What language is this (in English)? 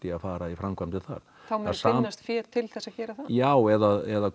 Icelandic